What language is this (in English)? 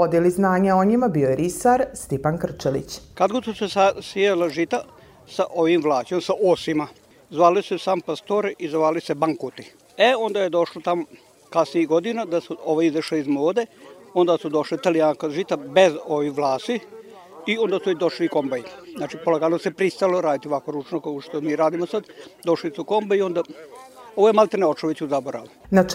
Croatian